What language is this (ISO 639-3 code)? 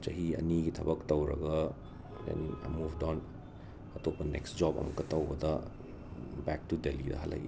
mni